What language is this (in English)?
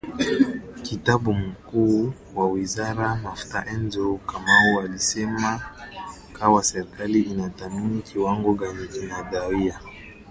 Swahili